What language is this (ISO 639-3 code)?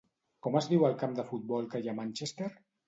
cat